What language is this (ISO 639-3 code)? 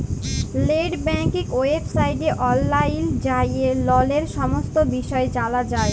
ben